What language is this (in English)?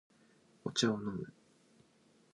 Japanese